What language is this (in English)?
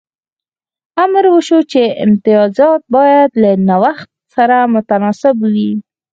Pashto